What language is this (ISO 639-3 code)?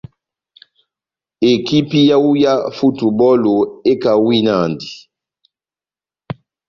bnm